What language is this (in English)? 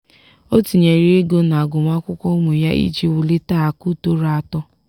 Igbo